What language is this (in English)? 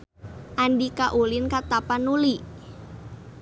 Sundanese